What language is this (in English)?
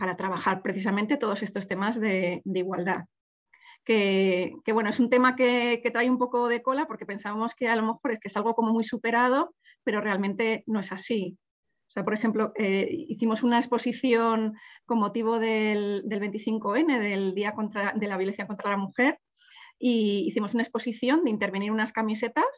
Spanish